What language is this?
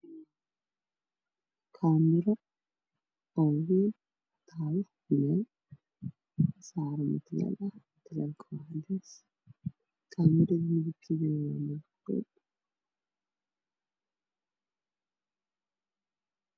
Somali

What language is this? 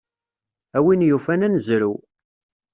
Kabyle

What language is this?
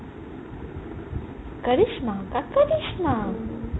Assamese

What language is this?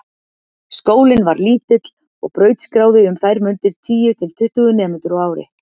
Icelandic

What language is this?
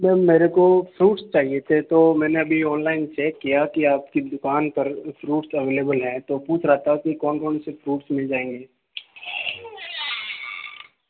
Hindi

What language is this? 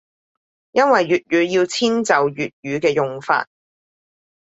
Cantonese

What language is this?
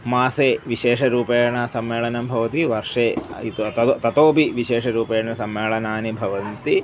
Sanskrit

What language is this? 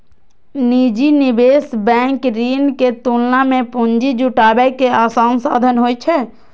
Maithili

